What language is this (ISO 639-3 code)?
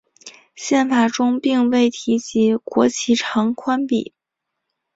zho